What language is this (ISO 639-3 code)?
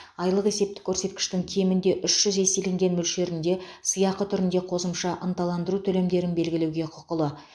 kaz